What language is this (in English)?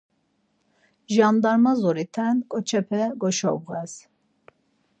Laz